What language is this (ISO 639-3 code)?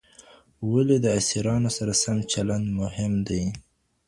pus